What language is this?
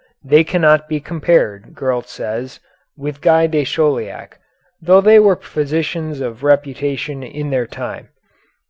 English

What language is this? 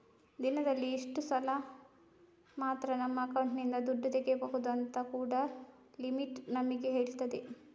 Kannada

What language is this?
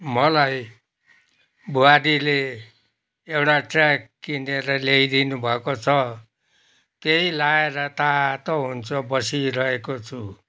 Nepali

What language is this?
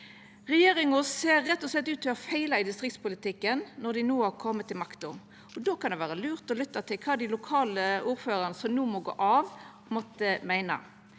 Norwegian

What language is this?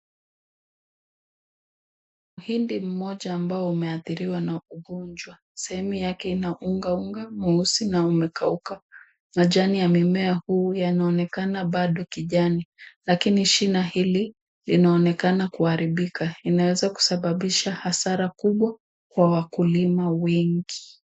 Swahili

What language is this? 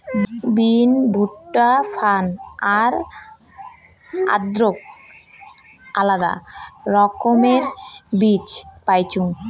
Bangla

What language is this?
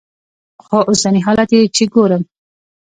Pashto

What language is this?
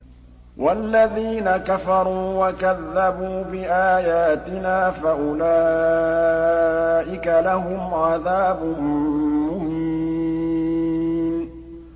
Arabic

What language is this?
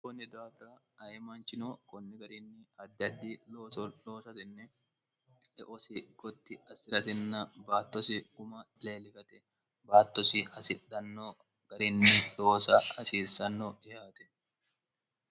Sidamo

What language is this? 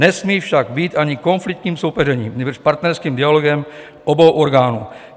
Czech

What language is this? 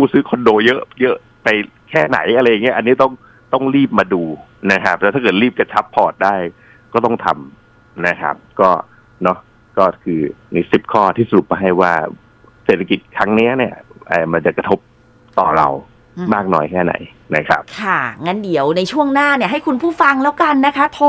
Thai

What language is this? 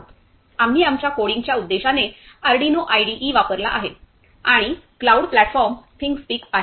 Marathi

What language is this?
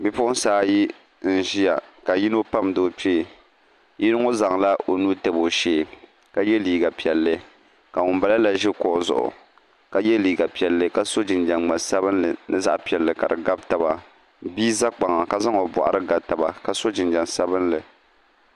Dagbani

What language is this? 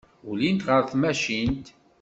Kabyle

